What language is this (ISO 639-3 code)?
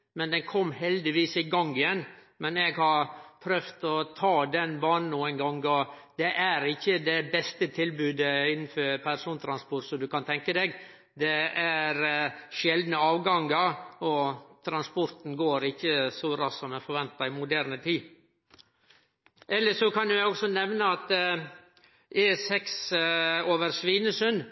nno